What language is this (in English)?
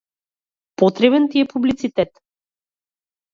Macedonian